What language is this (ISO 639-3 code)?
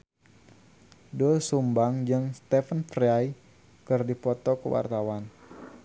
sun